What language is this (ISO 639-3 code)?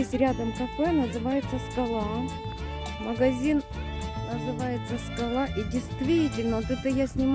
rus